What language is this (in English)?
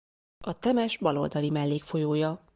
Hungarian